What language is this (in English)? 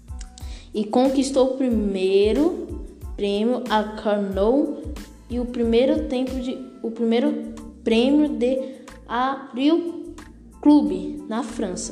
Portuguese